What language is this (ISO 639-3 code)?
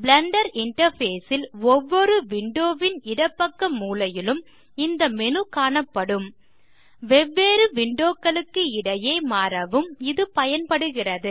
tam